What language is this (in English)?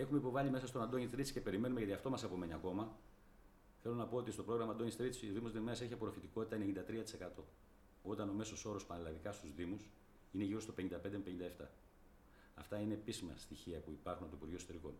Greek